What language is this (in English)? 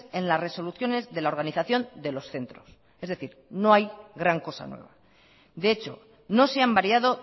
Spanish